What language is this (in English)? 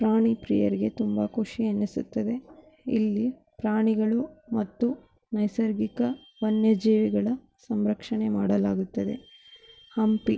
Kannada